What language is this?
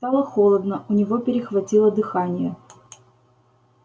Russian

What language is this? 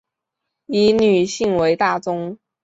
Chinese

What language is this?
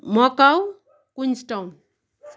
Nepali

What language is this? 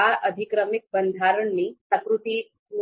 Gujarati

